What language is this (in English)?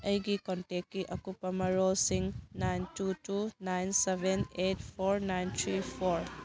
Manipuri